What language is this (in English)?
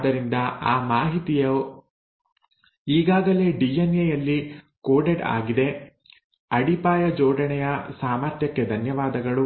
Kannada